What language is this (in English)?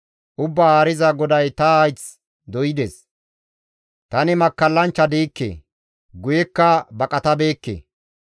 Gamo